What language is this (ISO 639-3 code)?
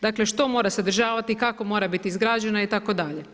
hrv